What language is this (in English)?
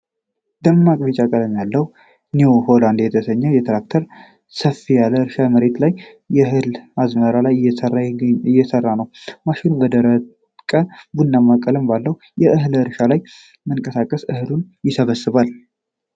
Amharic